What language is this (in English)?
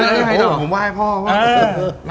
Thai